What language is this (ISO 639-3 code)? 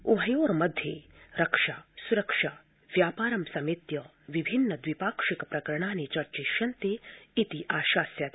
san